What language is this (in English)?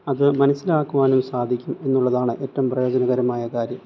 Malayalam